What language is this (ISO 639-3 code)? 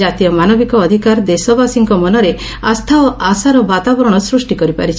ori